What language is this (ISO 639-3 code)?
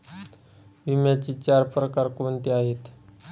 mar